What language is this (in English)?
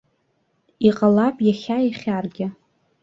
Abkhazian